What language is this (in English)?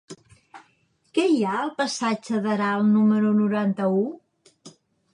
Catalan